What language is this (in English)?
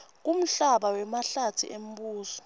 Swati